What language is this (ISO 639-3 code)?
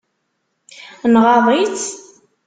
kab